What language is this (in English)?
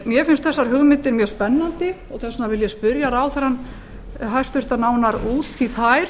Icelandic